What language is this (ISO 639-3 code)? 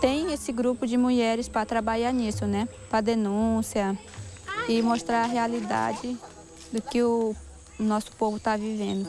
por